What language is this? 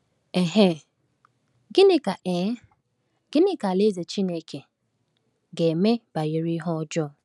Igbo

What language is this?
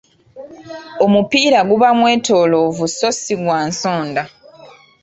Ganda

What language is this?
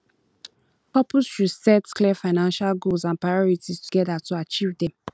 Nigerian Pidgin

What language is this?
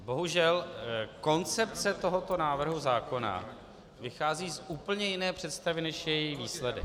Czech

